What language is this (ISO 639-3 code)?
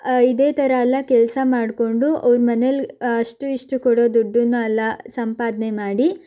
kan